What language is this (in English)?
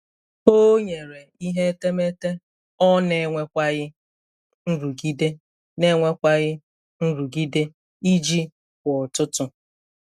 Igbo